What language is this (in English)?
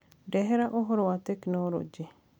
Kikuyu